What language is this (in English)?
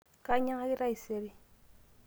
Masai